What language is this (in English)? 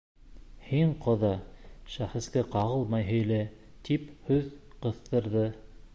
Bashkir